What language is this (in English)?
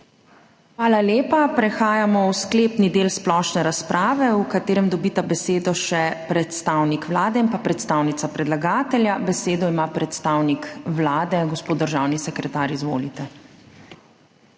Slovenian